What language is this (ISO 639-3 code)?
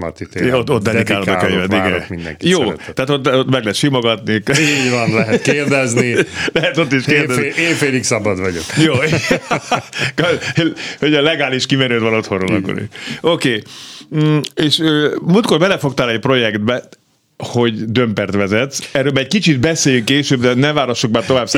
hun